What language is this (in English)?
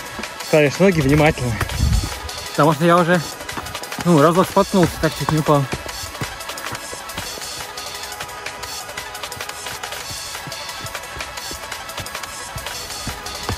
Russian